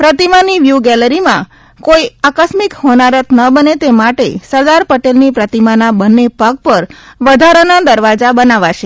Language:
Gujarati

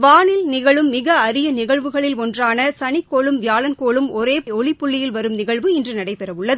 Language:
Tamil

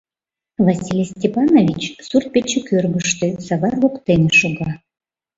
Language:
Mari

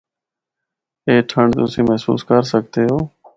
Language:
Northern Hindko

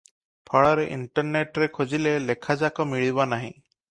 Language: Odia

